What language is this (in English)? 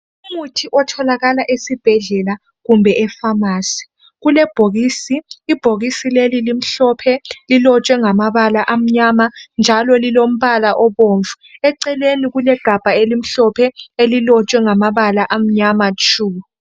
North Ndebele